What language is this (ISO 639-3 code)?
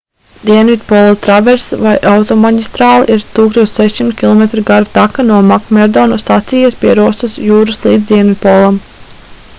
lav